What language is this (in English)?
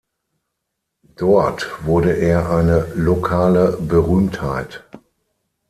German